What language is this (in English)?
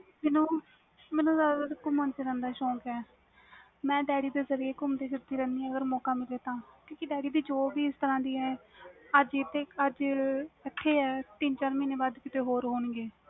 Punjabi